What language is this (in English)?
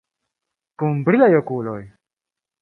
Esperanto